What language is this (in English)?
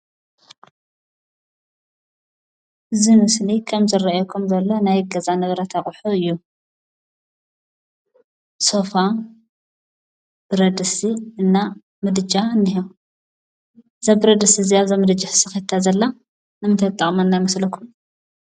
Tigrinya